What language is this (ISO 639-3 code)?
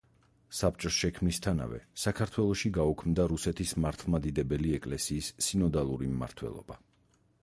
kat